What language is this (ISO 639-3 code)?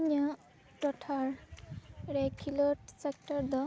sat